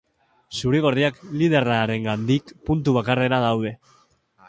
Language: Basque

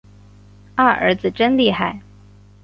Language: Chinese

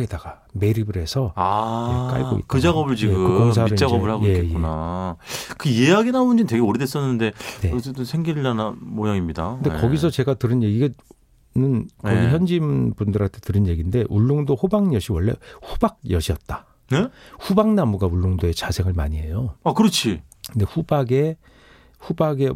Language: Korean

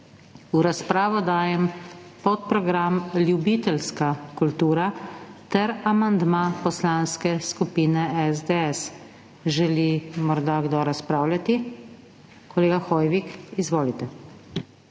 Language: Slovenian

